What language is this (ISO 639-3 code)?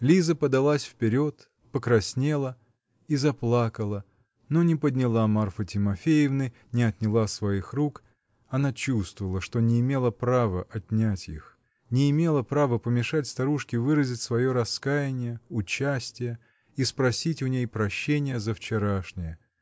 rus